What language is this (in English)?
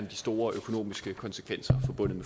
Danish